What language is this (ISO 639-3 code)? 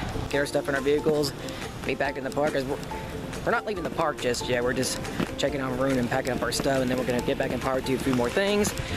eng